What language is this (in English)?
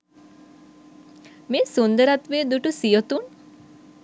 Sinhala